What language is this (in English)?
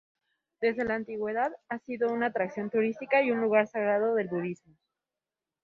Spanish